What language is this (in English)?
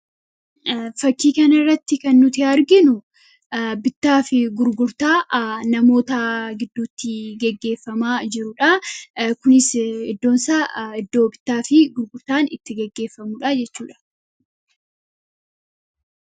Oromo